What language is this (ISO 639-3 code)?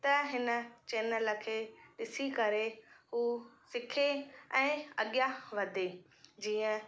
snd